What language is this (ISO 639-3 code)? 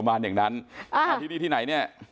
tha